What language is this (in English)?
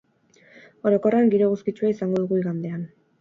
Basque